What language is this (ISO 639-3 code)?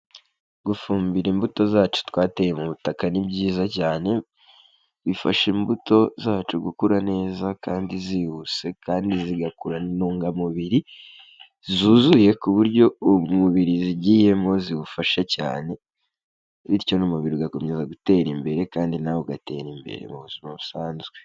kin